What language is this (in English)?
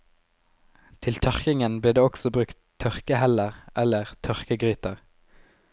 Norwegian